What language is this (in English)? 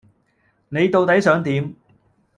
Cantonese